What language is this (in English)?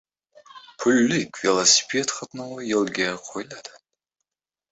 Uzbek